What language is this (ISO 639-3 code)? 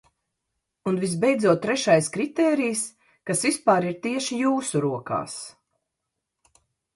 lav